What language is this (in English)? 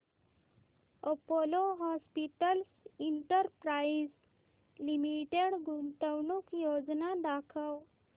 Marathi